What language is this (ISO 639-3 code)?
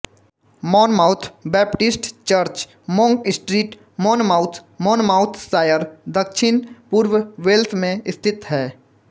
hin